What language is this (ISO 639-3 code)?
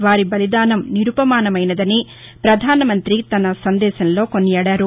tel